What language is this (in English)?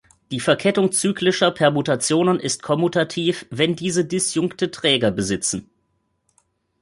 German